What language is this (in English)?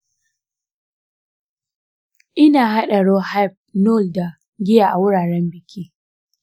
Hausa